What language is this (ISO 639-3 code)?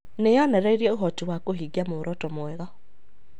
kik